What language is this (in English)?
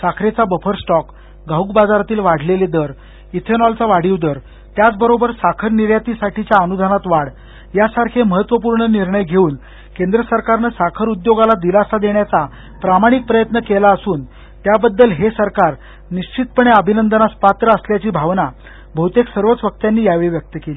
Marathi